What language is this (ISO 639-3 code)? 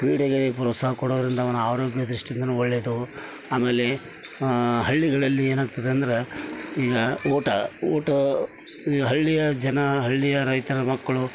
kan